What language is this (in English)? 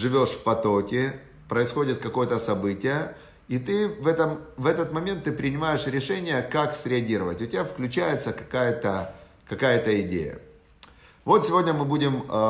Russian